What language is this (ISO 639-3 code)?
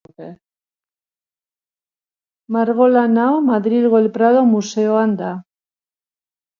eus